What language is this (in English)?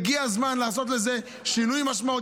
Hebrew